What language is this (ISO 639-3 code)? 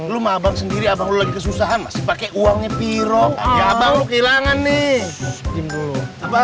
ind